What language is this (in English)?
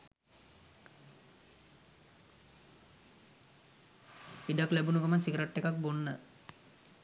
Sinhala